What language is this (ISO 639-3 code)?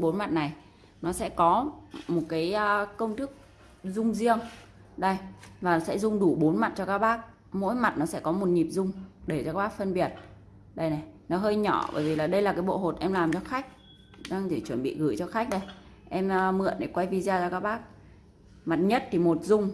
vie